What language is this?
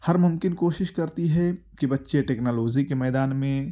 Urdu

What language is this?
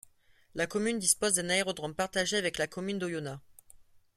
French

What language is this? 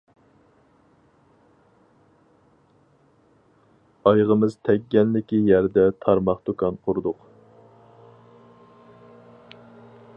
Uyghur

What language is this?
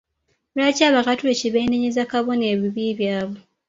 Ganda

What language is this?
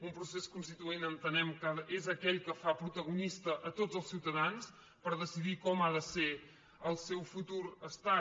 Catalan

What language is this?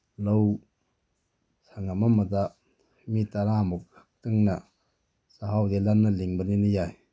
Manipuri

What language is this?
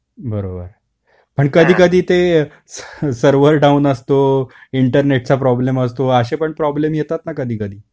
Marathi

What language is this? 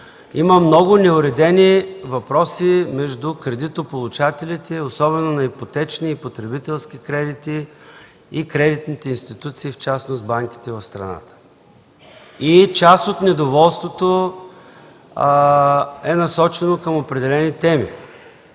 Bulgarian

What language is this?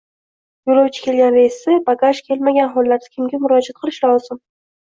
Uzbek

